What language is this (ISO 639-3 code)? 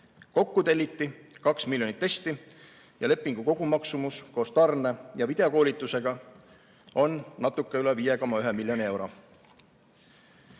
est